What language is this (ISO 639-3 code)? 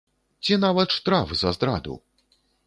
bel